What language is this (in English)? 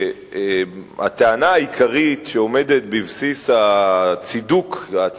Hebrew